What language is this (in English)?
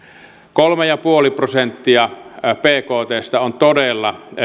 Finnish